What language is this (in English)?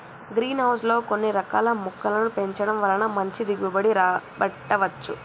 Telugu